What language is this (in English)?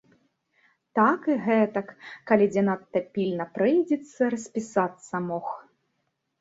Belarusian